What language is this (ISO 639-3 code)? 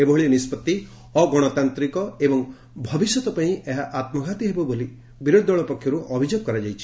ori